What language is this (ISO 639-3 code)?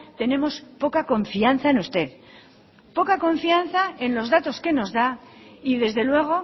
spa